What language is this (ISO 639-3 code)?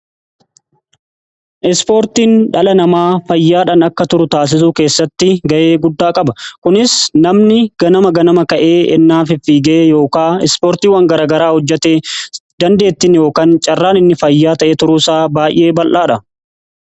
orm